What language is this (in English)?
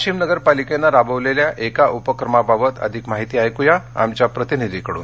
Marathi